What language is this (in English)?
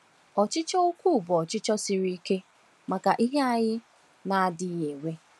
Igbo